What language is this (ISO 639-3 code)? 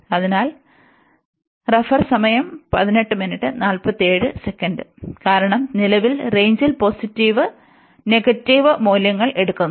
mal